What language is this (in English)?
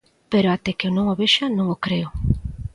Galician